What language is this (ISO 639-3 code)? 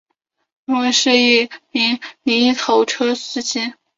zho